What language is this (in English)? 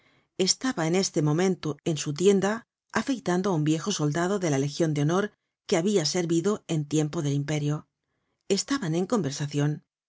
Spanish